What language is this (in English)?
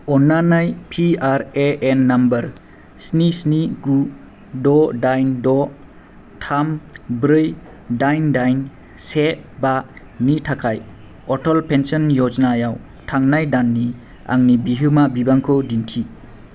Bodo